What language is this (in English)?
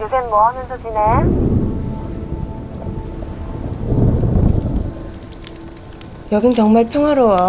Korean